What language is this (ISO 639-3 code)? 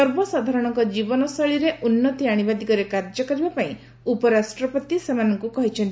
ori